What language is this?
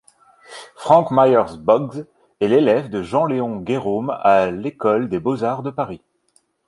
French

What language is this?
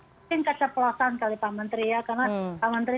Indonesian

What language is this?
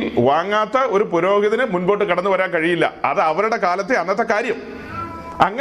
Malayalam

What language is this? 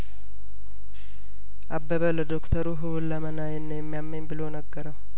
Amharic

